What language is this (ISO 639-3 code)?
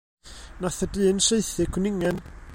cym